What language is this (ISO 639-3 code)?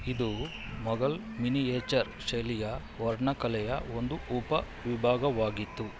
kan